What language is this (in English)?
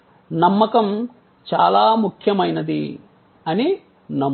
Telugu